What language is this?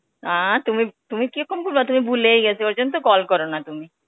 Bangla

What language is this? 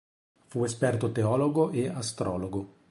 Italian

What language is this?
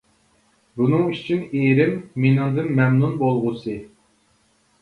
Uyghur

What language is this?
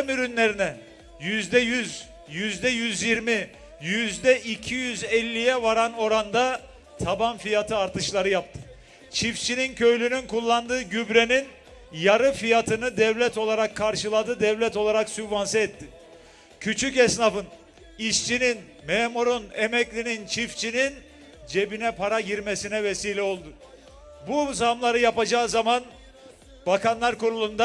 Turkish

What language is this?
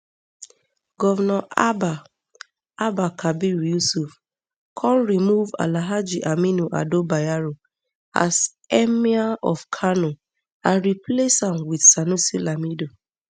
Nigerian Pidgin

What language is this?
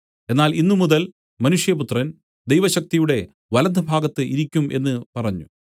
Malayalam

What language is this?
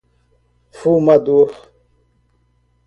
Portuguese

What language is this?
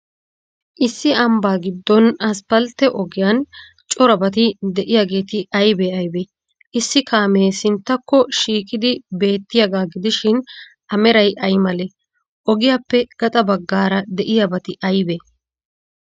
Wolaytta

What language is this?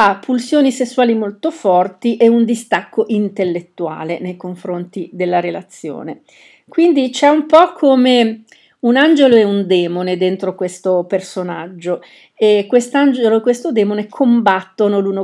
Italian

